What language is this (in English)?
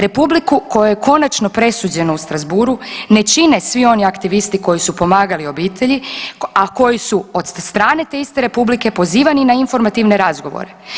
Croatian